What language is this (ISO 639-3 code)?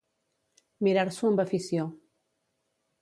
cat